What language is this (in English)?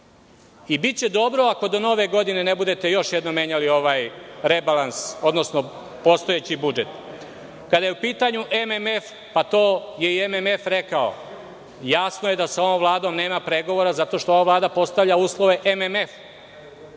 Serbian